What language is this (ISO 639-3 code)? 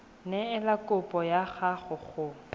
tsn